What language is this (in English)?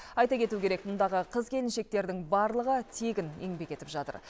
Kazakh